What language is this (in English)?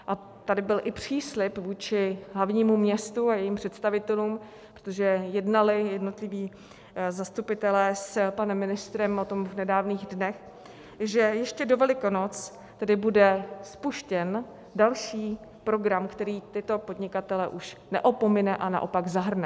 Czech